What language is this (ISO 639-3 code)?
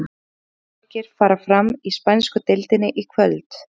isl